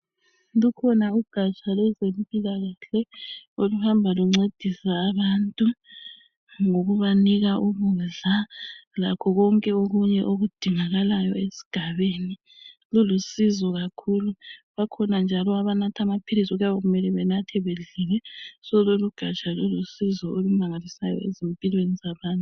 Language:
North Ndebele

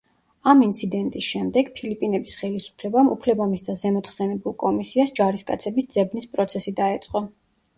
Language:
Georgian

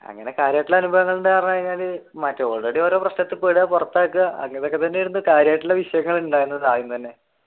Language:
Malayalam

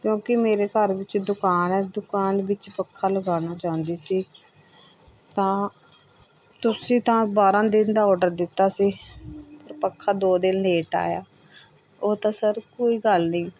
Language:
Punjabi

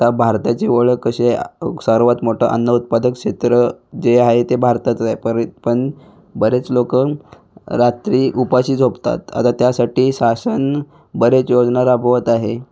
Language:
Marathi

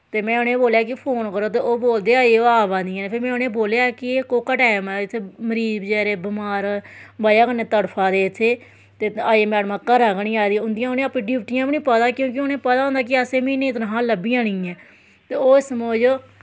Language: Dogri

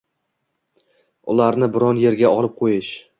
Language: Uzbek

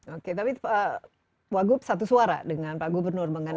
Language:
Indonesian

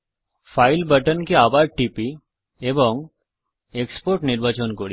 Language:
Bangla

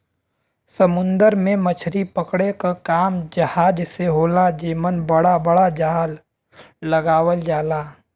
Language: Bhojpuri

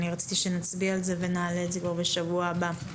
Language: Hebrew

